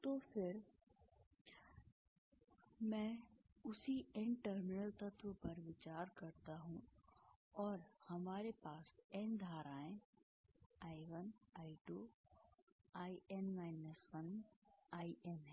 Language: Hindi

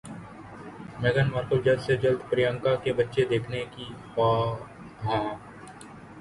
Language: Urdu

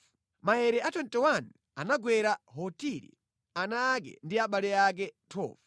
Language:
Nyanja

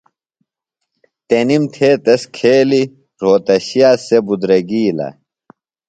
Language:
Phalura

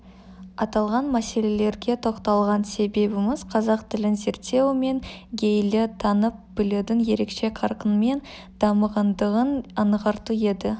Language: Kazakh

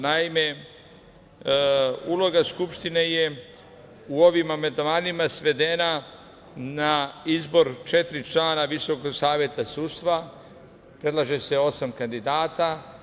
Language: Serbian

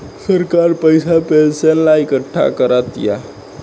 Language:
Bhojpuri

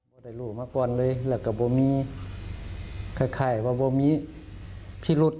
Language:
Thai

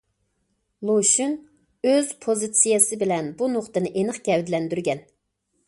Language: Uyghur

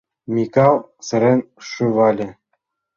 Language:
Mari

